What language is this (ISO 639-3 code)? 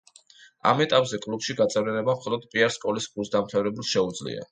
kat